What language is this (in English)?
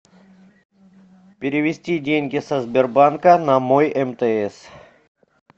Russian